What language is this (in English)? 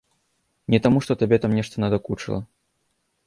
Belarusian